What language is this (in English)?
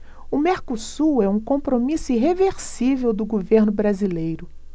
Portuguese